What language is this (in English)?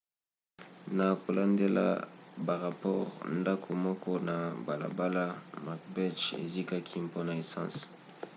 Lingala